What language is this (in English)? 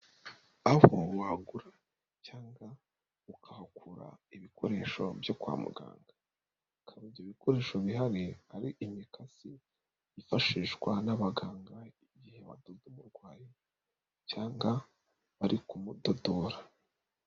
Kinyarwanda